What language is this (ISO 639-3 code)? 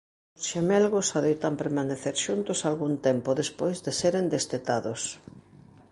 glg